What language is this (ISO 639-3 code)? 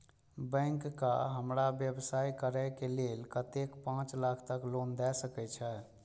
mai